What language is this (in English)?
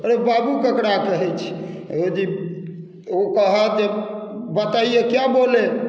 Maithili